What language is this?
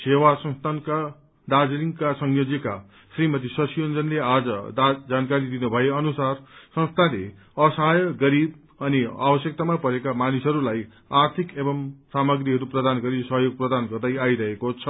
Nepali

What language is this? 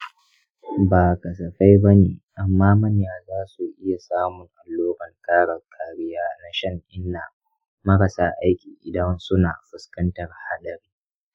Hausa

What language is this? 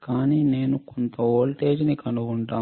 Telugu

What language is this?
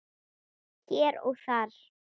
Icelandic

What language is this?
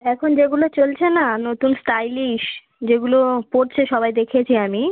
Bangla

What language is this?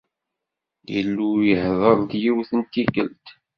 Kabyle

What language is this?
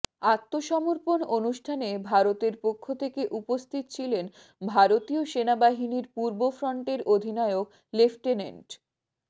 Bangla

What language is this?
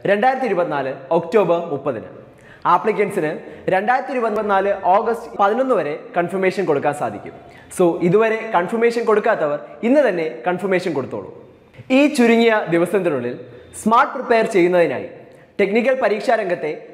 Malayalam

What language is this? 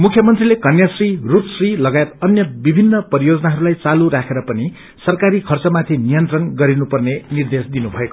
Nepali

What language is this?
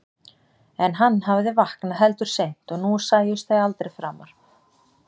Icelandic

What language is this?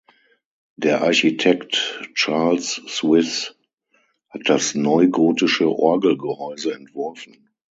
German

